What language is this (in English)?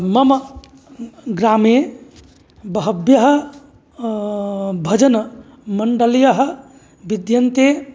Sanskrit